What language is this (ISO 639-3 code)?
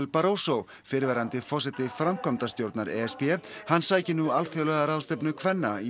isl